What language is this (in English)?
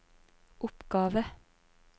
Norwegian